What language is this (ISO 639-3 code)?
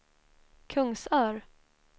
swe